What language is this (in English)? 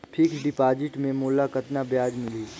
Chhattisgarhi